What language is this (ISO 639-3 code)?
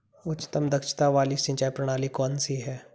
hin